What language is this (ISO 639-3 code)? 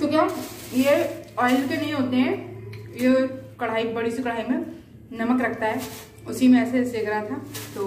hin